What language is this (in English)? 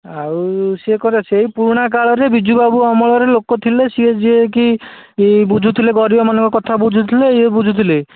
Odia